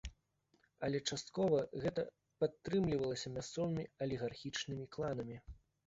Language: Belarusian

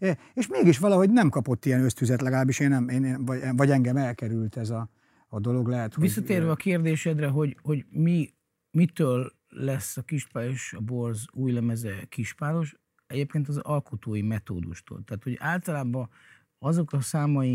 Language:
Hungarian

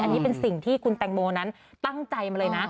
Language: Thai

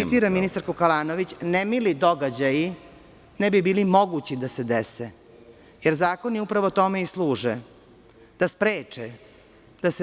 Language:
Serbian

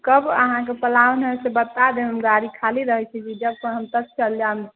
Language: Maithili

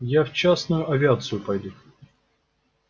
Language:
Russian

